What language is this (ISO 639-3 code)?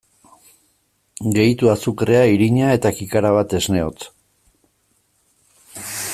eus